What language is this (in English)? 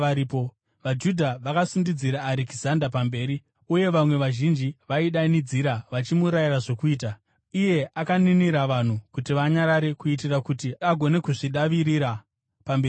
Shona